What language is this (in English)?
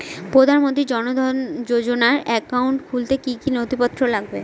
Bangla